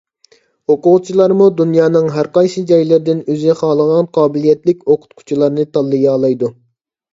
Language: Uyghur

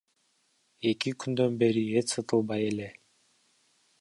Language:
Kyrgyz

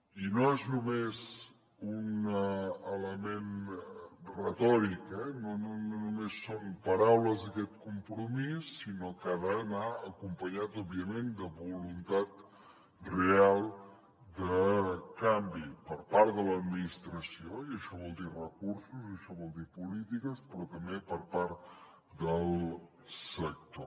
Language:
Catalan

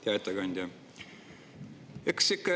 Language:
Estonian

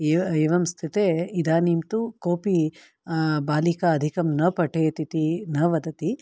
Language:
Sanskrit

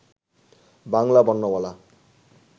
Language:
Bangla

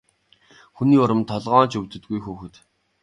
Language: Mongolian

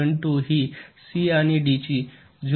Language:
Marathi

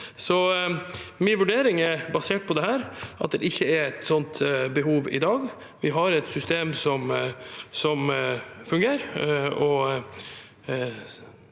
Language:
Norwegian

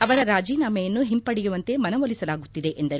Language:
Kannada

